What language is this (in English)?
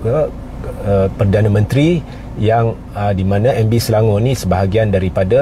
Malay